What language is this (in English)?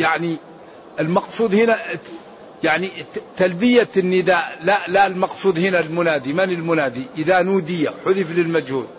Arabic